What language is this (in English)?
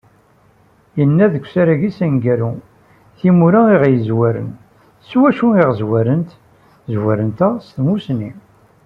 Kabyle